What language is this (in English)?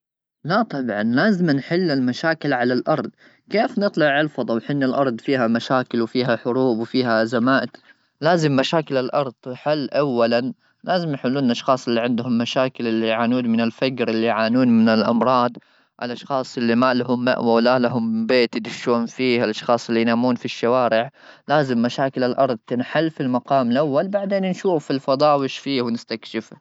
Gulf Arabic